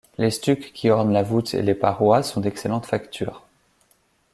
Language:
French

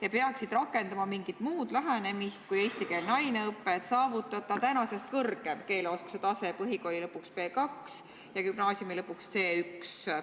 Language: Estonian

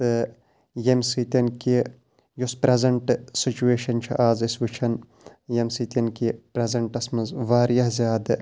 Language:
Kashmiri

